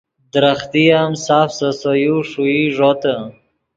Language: Yidgha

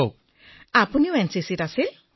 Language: Assamese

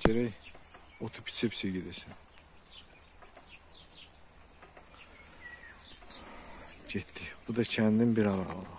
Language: Turkish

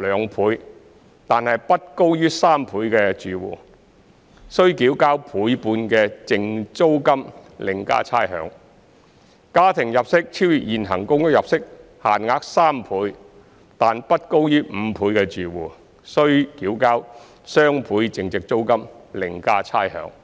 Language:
Cantonese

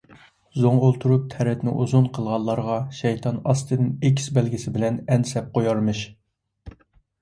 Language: Uyghur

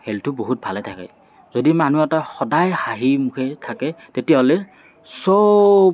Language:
Assamese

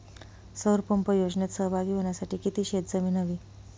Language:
Marathi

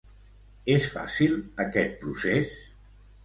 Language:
Catalan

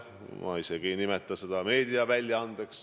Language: Estonian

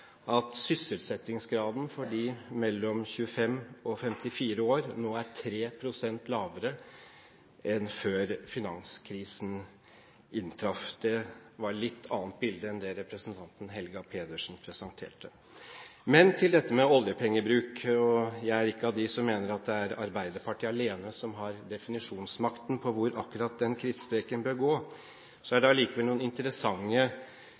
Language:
Norwegian Bokmål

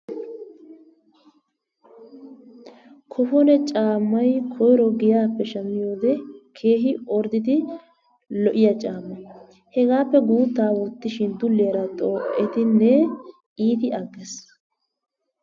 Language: Wolaytta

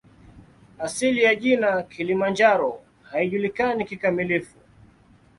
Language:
Swahili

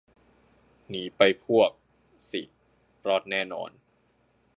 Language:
Thai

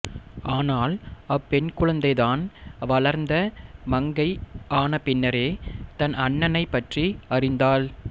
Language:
Tamil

